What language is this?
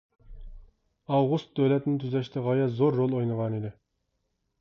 Uyghur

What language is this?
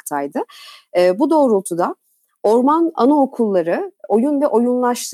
Turkish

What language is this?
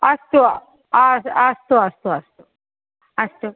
Sanskrit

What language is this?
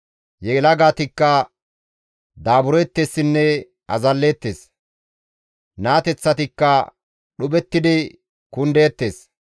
Gamo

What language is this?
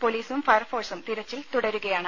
Malayalam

